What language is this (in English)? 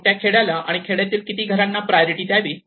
Marathi